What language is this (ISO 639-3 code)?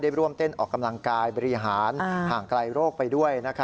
tha